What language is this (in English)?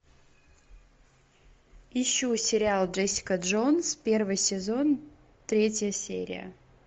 Russian